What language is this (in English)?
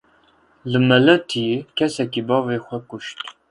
Kurdish